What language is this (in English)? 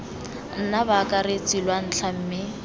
Tswana